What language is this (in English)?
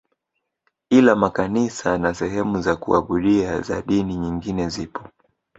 Swahili